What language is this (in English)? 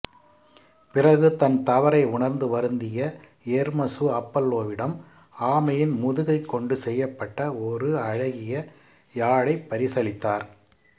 Tamil